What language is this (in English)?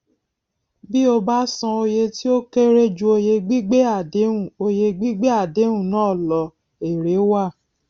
Yoruba